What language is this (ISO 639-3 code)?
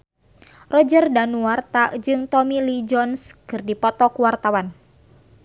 sun